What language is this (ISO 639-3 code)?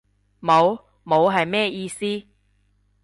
yue